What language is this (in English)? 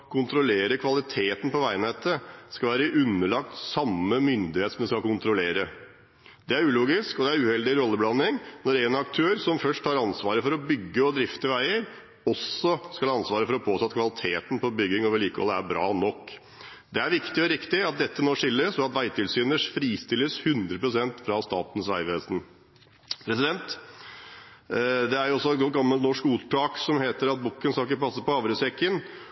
Norwegian Bokmål